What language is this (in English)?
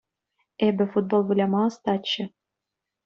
Chuvash